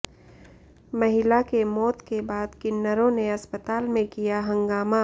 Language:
Hindi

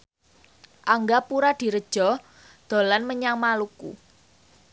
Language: Javanese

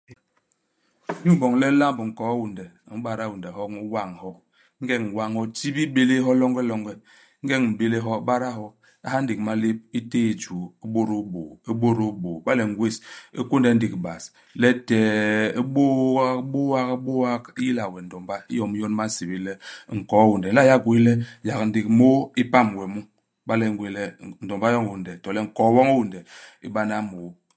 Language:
Basaa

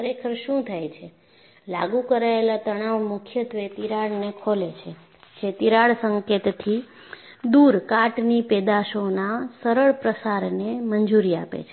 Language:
Gujarati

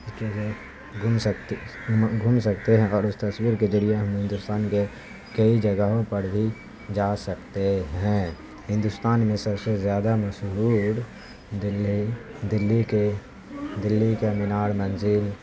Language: Urdu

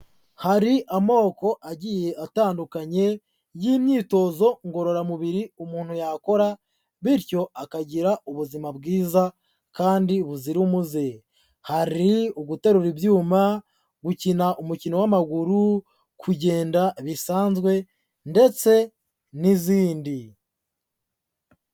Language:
Kinyarwanda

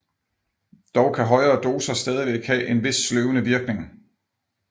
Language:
Danish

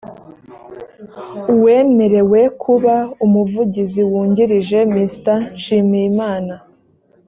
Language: Kinyarwanda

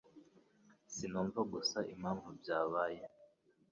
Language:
Kinyarwanda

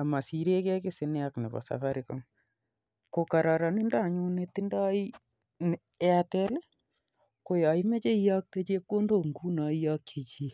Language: Kalenjin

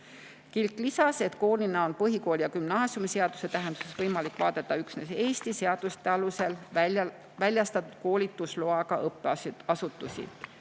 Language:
Estonian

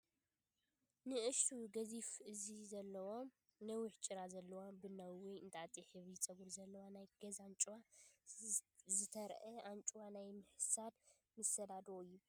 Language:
Tigrinya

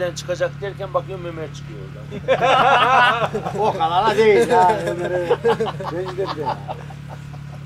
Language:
Turkish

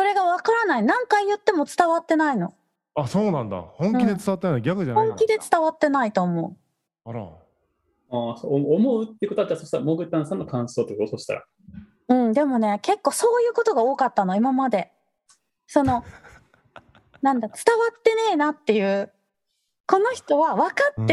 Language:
Japanese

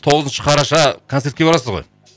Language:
Kazakh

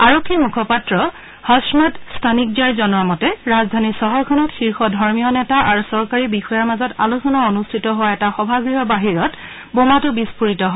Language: Assamese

